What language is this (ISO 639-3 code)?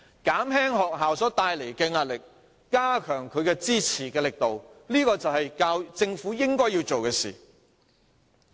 yue